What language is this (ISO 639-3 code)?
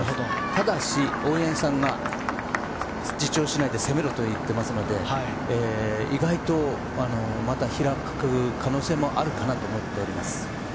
jpn